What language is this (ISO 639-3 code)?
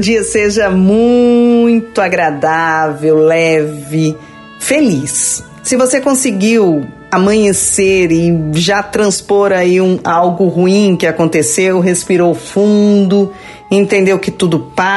por